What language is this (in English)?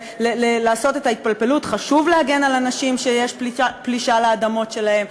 Hebrew